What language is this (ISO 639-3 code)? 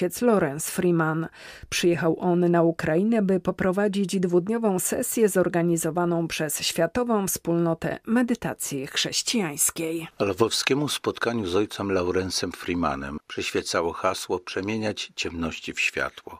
pol